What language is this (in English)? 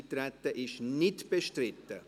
Swiss German